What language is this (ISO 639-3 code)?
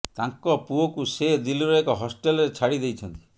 ori